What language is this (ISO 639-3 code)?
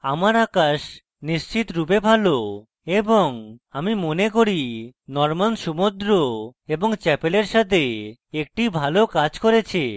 ben